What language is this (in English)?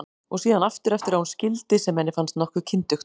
Icelandic